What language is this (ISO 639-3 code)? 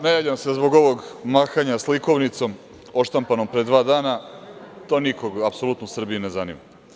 srp